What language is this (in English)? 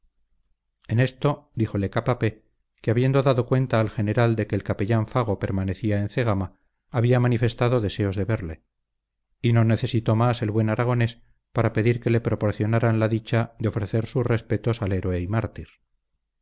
Spanish